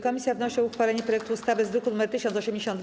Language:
Polish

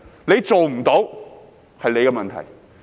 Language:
Cantonese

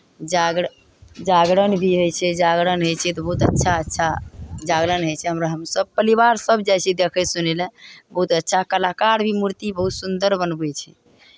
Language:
Maithili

